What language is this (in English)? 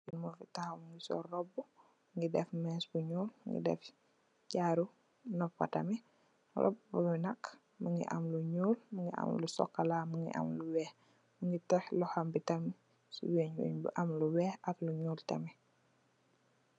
Wolof